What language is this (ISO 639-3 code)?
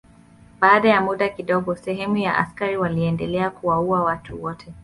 swa